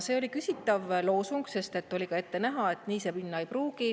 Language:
Estonian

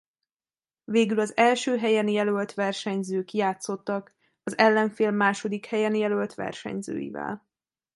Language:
Hungarian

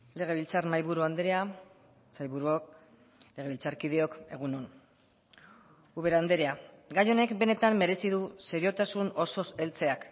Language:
Basque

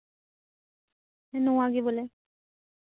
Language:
Santali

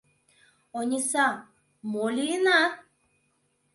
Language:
Mari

